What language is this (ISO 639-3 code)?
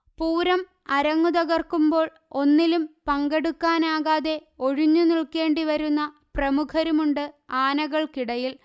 mal